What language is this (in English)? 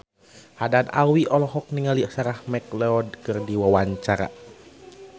Sundanese